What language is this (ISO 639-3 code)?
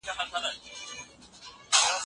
pus